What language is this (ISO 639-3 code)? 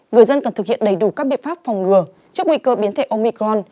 vie